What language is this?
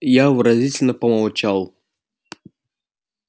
Russian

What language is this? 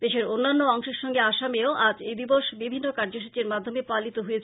Bangla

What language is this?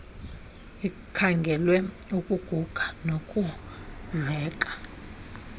Xhosa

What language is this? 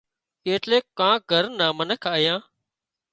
Wadiyara Koli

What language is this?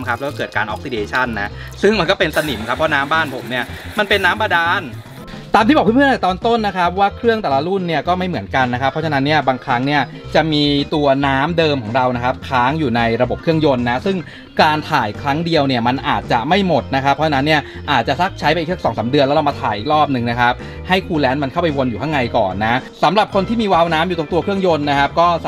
Thai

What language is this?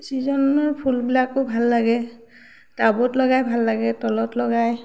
Assamese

